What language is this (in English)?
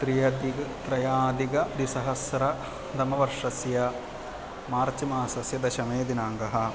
Sanskrit